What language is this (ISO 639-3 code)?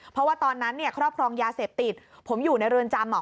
tha